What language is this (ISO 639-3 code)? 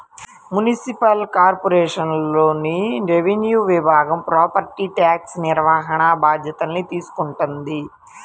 tel